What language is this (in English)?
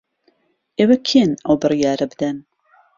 Central Kurdish